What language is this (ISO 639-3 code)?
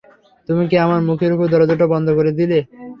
ben